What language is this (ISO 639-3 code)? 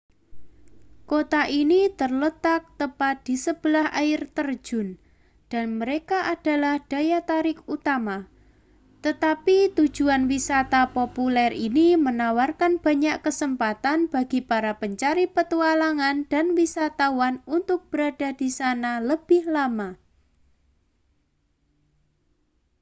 ind